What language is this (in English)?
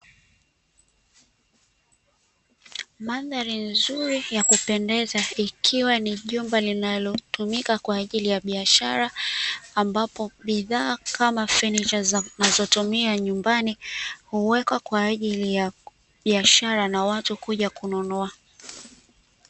Swahili